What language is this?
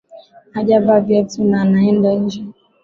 Swahili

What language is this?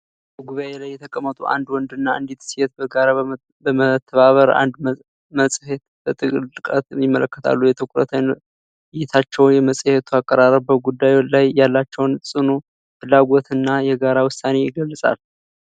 Amharic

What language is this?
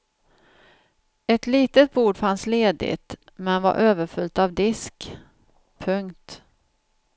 Swedish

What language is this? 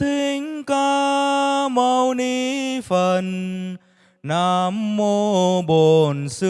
Vietnamese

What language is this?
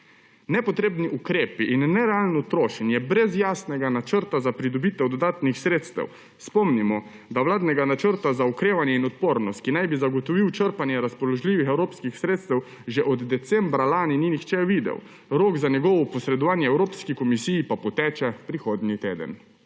Slovenian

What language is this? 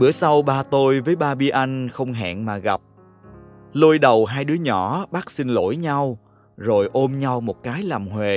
Vietnamese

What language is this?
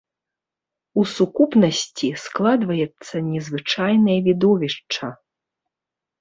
Belarusian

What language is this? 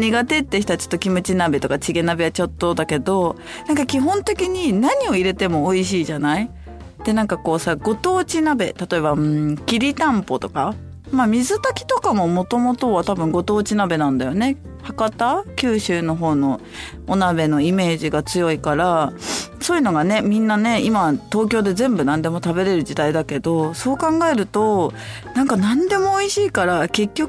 Japanese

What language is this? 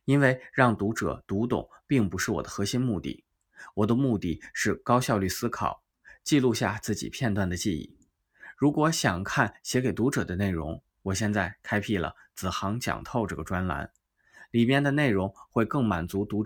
Chinese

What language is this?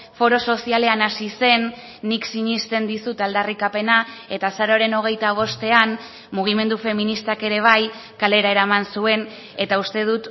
Basque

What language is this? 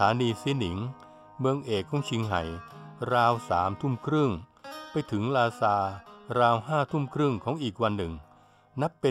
Thai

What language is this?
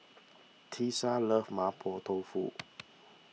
English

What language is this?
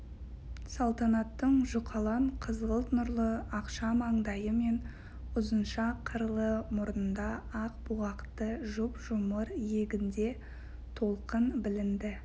Kazakh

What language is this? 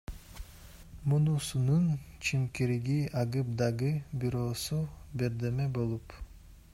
Kyrgyz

